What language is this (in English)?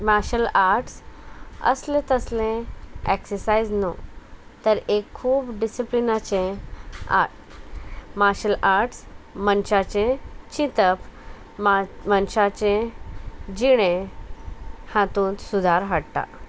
Konkani